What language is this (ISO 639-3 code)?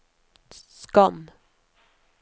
nor